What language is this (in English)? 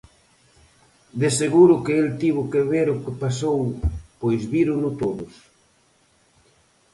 Galician